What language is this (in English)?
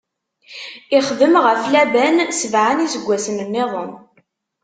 Kabyle